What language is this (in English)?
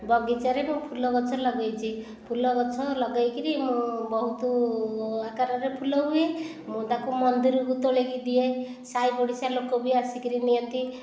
Odia